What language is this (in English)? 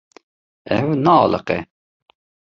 Kurdish